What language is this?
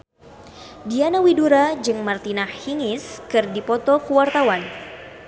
Sundanese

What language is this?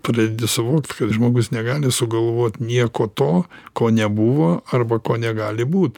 Lithuanian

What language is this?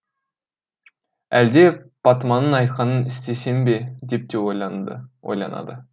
Kazakh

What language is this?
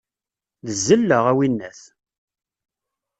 Kabyle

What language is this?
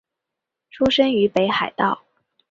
Chinese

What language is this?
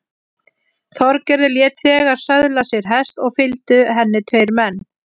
Icelandic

